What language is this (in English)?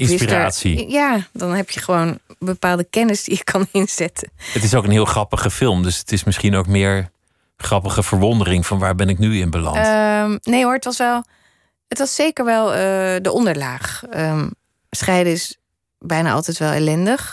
Dutch